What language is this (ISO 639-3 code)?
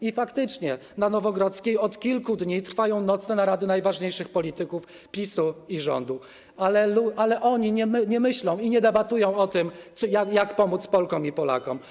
pol